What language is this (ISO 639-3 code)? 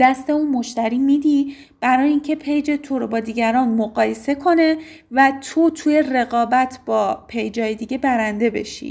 fas